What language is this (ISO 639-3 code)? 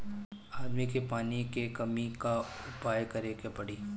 bho